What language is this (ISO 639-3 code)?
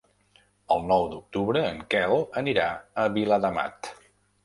cat